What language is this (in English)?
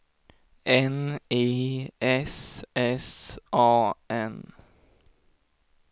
Swedish